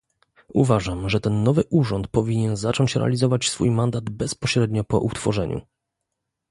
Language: Polish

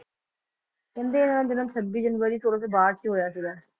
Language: Punjabi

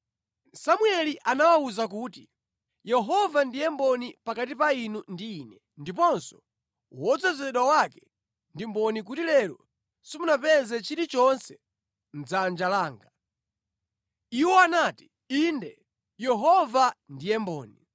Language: Nyanja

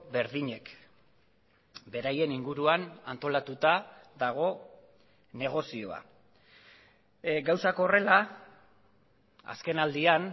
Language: Basque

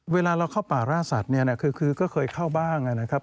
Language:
Thai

